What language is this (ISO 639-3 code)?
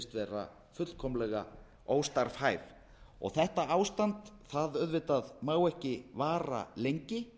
isl